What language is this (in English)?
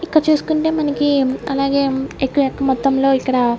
Telugu